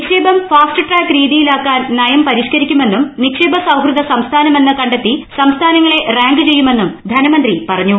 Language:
Malayalam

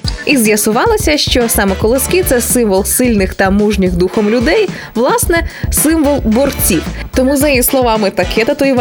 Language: Ukrainian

